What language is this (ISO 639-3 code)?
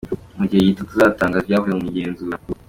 kin